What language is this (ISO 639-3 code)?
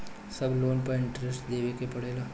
bho